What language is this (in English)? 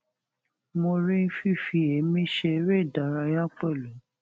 Yoruba